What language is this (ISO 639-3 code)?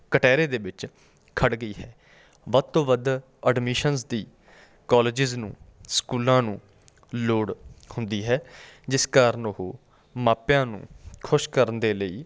pan